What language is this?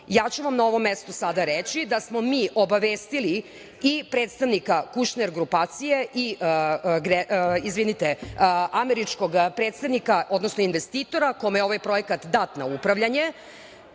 Serbian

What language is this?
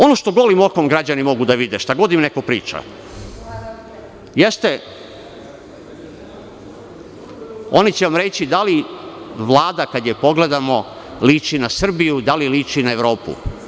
Serbian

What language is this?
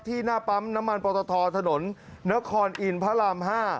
Thai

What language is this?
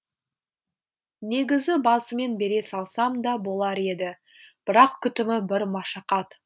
Kazakh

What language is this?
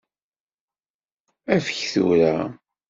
Kabyle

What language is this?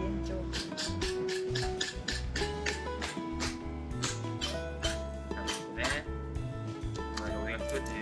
Japanese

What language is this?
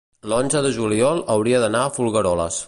Catalan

